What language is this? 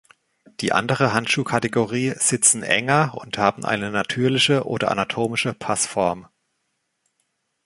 German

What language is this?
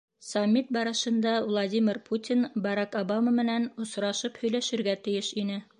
Bashkir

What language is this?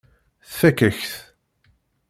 Kabyle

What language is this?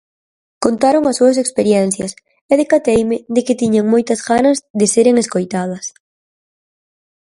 Galician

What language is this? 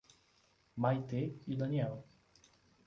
Portuguese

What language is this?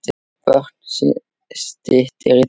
Icelandic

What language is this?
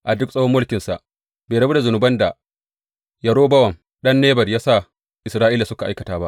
Hausa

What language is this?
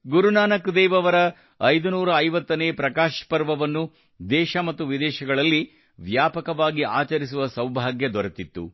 Kannada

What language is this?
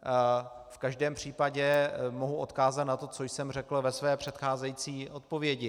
Czech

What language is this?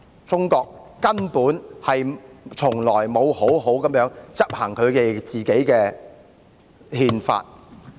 Cantonese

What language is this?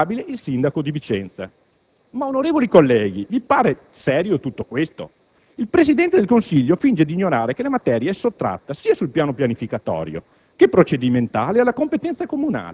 Italian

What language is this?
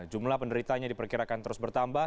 Indonesian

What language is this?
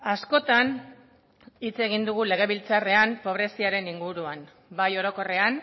Basque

